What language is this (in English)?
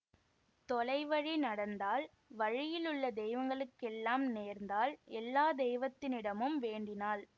Tamil